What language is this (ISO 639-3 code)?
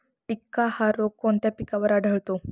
mar